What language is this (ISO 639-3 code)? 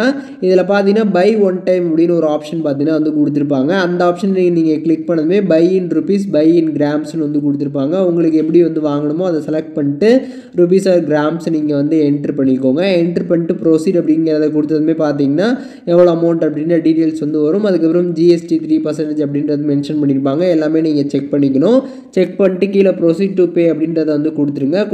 tam